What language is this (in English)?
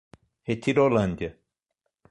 Portuguese